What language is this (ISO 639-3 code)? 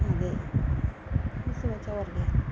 doi